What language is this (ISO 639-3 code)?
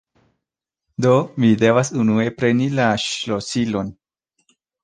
epo